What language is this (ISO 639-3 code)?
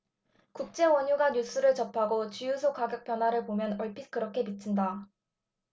kor